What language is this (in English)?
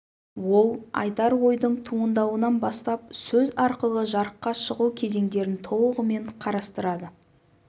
Kazakh